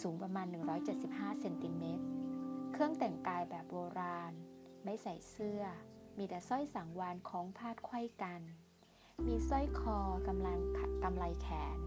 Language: Thai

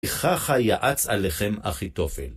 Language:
Hebrew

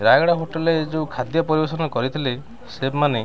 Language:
Odia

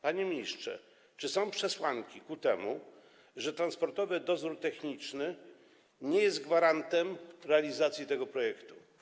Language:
Polish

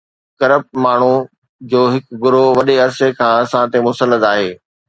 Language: Sindhi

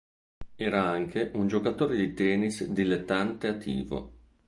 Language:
Italian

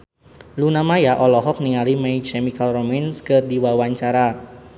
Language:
Sundanese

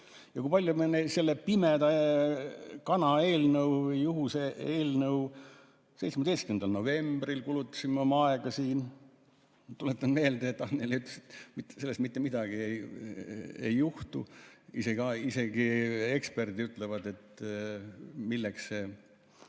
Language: Estonian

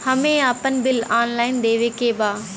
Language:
Bhojpuri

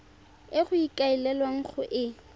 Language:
Tswana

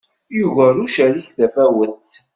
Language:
Kabyle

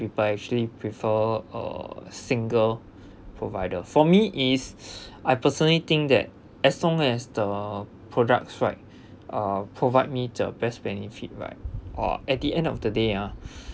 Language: English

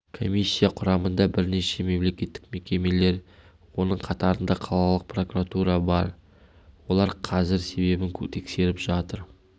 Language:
Kazakh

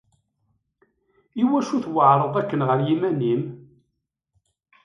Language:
Kabyle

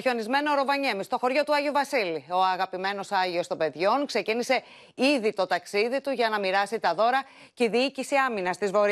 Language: Greek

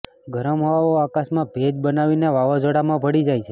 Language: Gujarati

